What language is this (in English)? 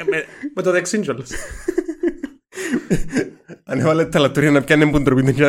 Greek